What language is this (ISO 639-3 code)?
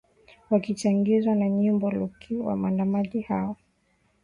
swa